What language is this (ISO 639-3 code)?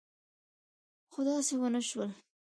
pus